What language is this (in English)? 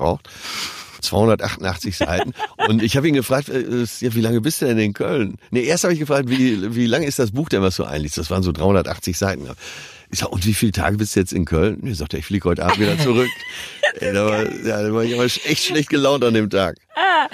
German